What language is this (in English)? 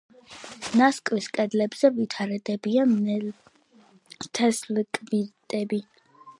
Georgian